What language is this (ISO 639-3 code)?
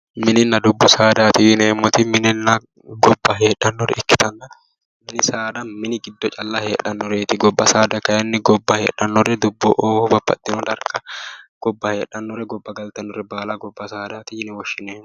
sid